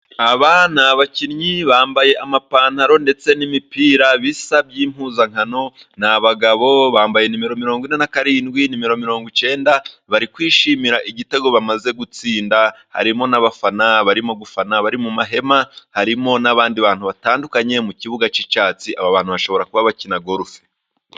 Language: Kinyarwanda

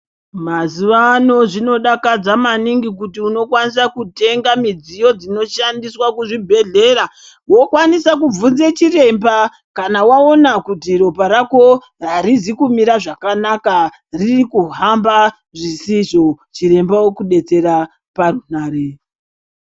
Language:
Ndau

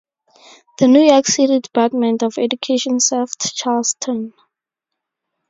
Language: English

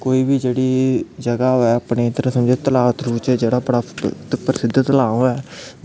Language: Dogri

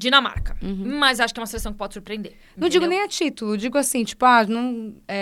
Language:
Portuguese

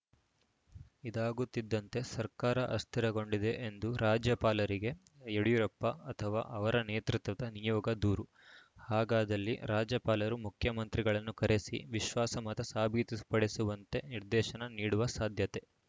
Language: Kannada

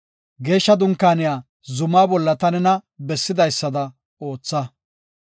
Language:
Gofa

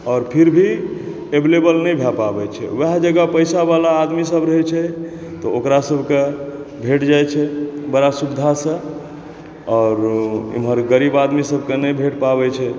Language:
Maithili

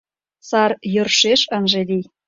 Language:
Mari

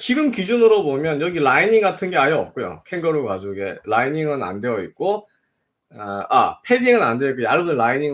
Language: Korean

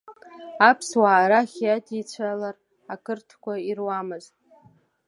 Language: Abkhazian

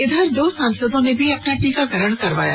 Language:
Hindi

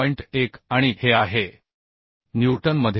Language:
Marathi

